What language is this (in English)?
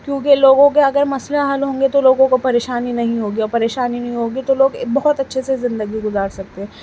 Urdu